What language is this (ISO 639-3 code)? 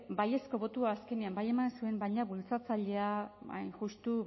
eus